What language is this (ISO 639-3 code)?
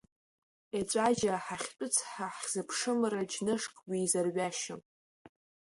abk